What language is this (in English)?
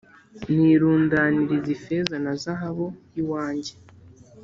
Kinyarwanda